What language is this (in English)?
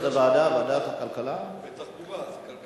Hebrew